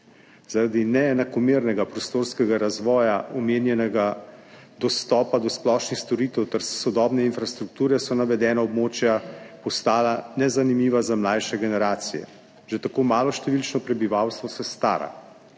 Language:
Slovenian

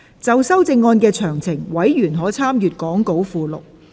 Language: Cantonese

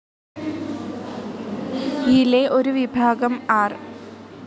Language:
Malayalam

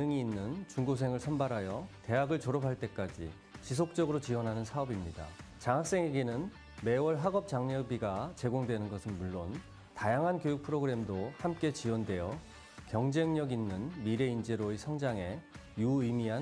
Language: Korean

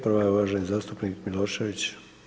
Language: Croatian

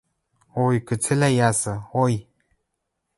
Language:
Western Mari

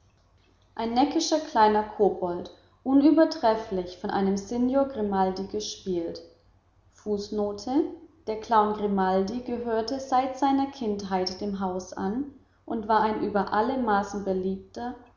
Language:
German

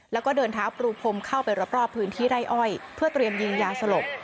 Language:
Thai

